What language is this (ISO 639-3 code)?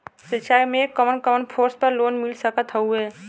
bho